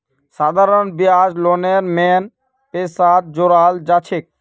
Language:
Magahi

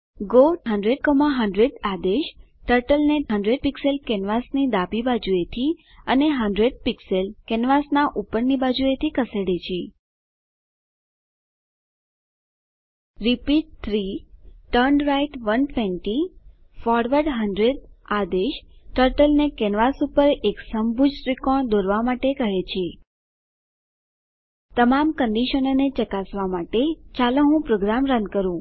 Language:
Gujarati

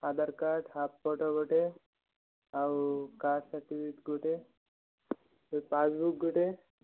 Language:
Odia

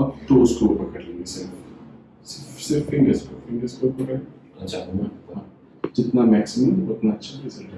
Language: Hindi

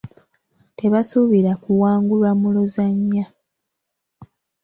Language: Ganda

